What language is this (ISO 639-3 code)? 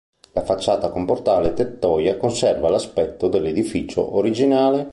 ita